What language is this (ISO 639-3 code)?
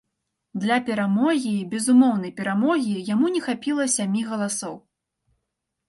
bel